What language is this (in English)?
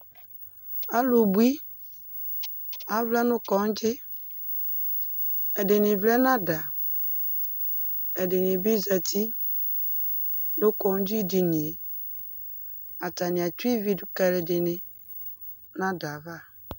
Ikposo